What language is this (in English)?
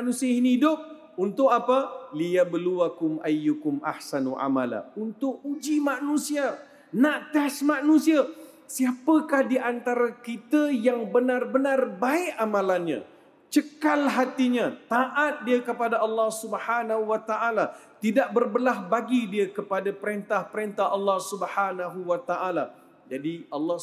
Malay